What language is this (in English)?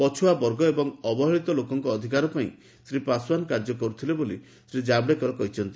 Odia